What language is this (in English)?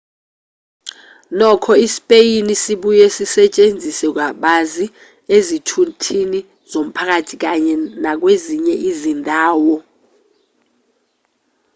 Zulu